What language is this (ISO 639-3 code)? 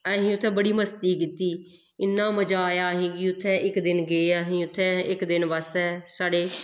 doi